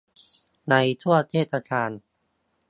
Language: Thai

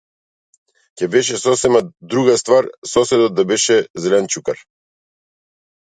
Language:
Macedonian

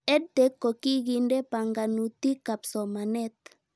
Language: Kalenjin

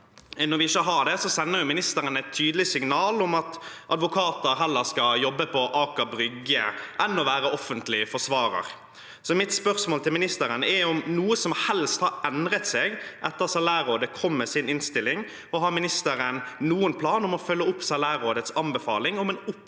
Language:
Norwegian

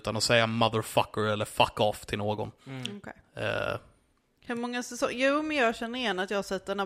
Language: Swedish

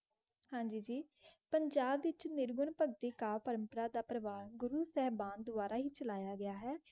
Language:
Punjabi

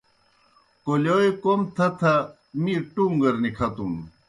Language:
Kohistani Shina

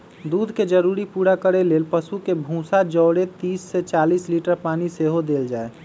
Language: Magahi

